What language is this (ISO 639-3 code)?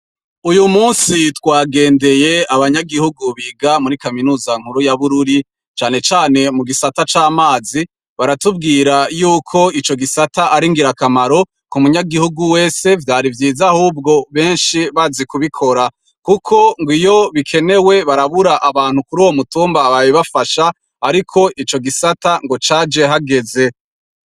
run